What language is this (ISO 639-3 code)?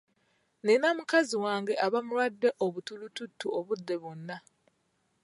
lug